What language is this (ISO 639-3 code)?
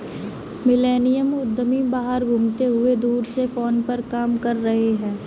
hin